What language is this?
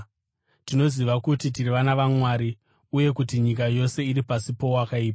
Shona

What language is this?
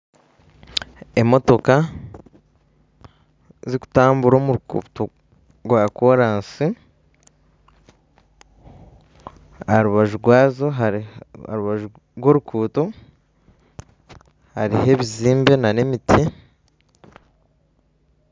Nyankole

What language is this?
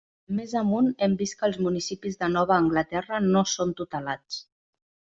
Catalan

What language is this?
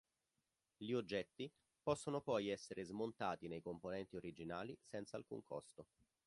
Italian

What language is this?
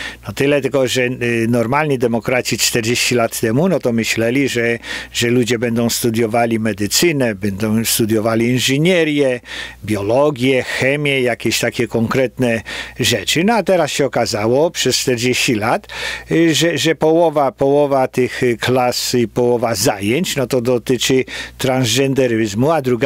Polish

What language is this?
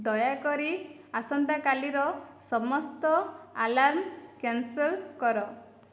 Odia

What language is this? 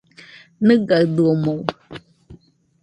Nüpode Huitoto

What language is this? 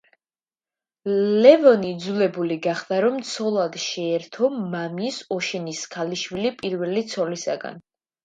Georgian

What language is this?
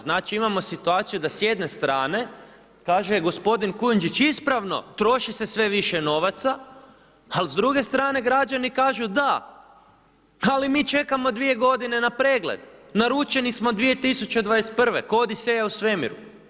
Croatian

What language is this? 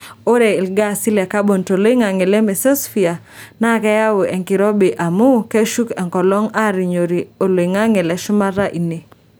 Masai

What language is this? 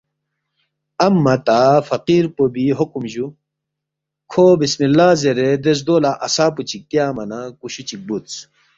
Balti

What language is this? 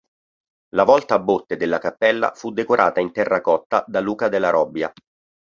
Italian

